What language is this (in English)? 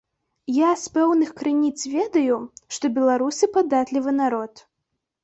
Belarusian